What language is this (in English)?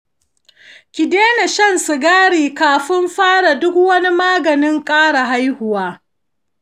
Hausa